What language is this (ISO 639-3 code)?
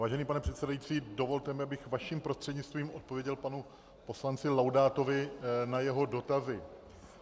ces